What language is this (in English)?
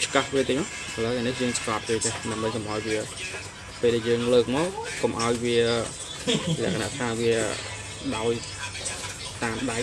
Vietnamese